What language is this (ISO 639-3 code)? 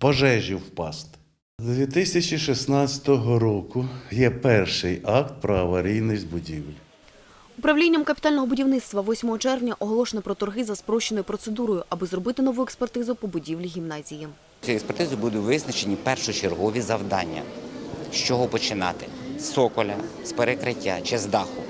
ukr